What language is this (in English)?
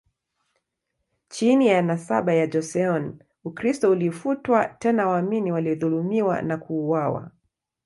Swahili